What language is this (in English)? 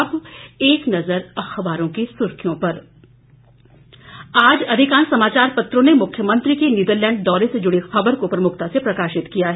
Hindi